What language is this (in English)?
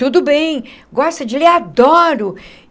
Portuguese